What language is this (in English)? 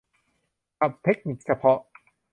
Thai